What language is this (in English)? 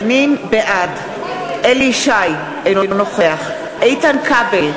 Hebrew